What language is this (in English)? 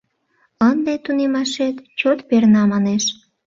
Mari